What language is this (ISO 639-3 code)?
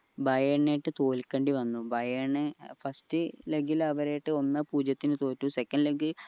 mal